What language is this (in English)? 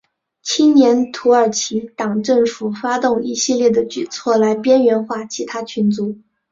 Chinese